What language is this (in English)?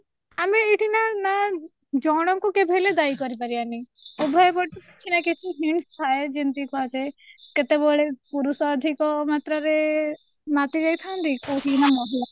Odia